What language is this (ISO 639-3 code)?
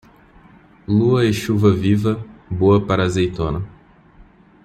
por